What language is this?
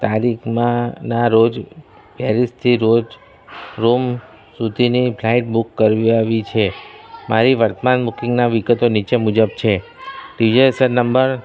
Gujarati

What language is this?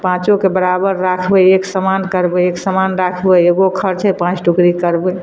Maithili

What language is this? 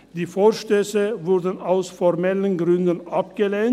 Swiss German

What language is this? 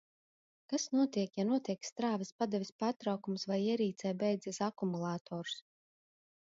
Latvian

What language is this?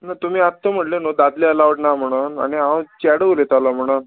Konkani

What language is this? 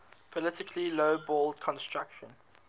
English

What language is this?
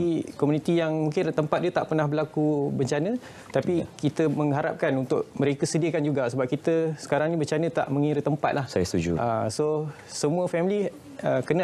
Malay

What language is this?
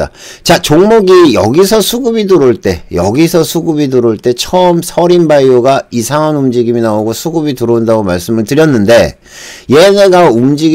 Korean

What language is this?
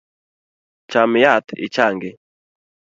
Luo (Kenya and Tanzania)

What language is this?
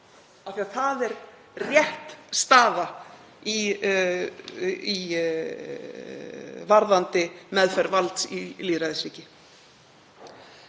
Icelandic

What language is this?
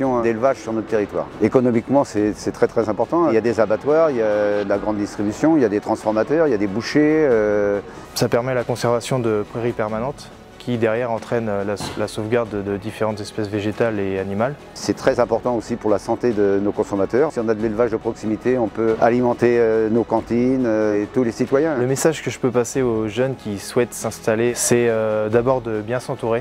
French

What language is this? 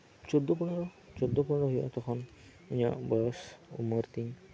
Santali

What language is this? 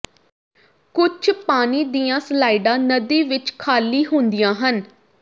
Punjabi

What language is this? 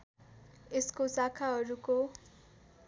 Nepali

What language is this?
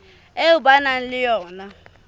Southern Sotho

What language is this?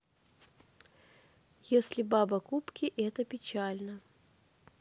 Russian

